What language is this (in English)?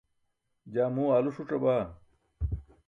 Burushaski